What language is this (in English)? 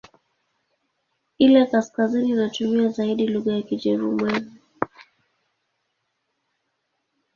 Swahili